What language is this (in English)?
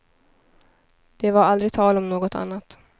Swedish